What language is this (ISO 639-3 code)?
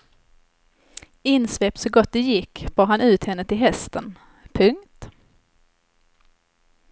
swe